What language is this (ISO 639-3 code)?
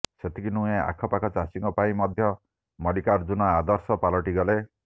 ori